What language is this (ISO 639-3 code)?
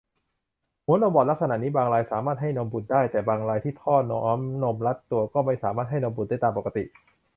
tha